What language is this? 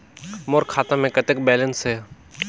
Chhattisgarhi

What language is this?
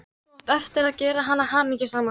Icelandic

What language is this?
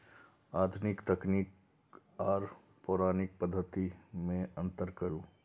Maithili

